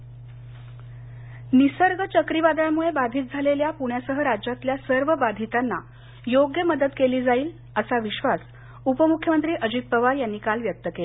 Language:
Marathi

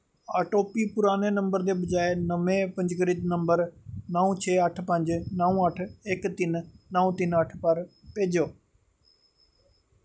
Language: Dogri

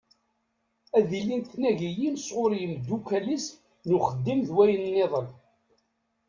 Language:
Kabyle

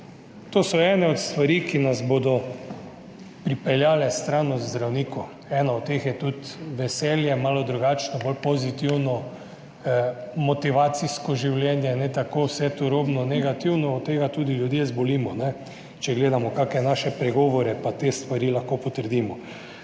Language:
Slovenian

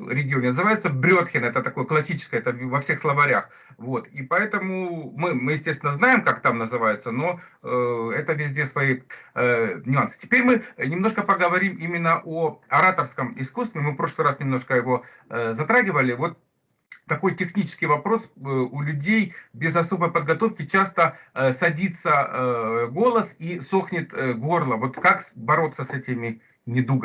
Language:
Russian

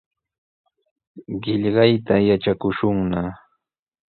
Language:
Sihuas Ancash Quechua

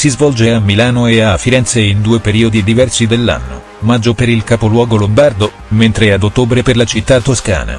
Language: Italian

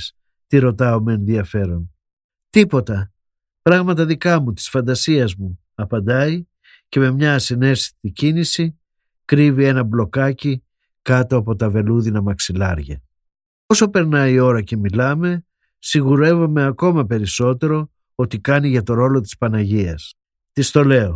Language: Greek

